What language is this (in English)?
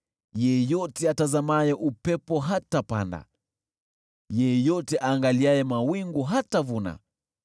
Swahili